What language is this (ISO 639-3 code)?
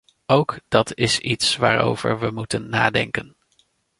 nld